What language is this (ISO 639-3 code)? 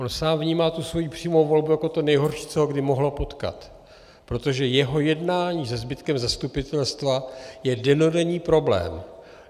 ces